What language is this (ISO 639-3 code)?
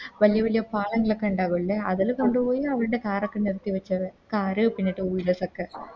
mal